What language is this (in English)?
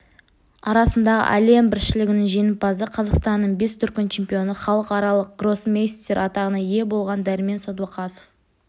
Kazakh